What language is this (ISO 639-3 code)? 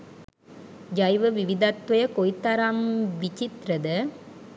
sin